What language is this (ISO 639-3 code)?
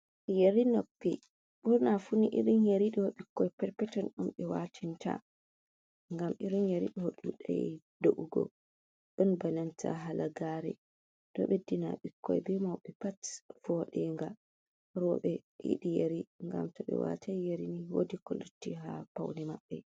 ful